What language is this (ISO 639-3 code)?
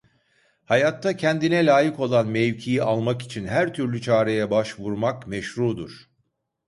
tur